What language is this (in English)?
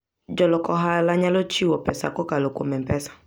Luo (Kenya and Tanzania)